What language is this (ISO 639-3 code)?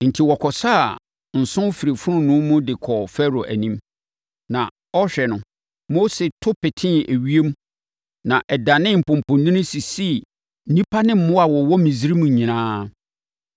aka